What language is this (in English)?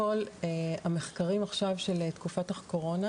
Hebrew